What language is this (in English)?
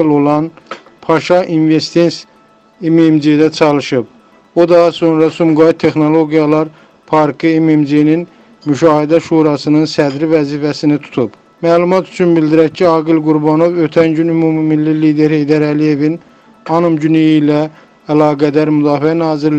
Turkish